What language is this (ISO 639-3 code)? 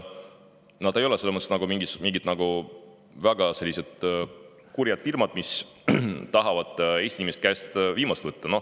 est